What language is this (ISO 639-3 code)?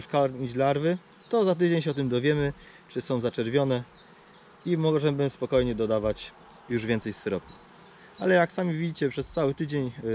pol